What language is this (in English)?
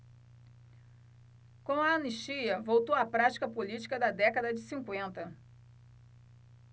Portuguese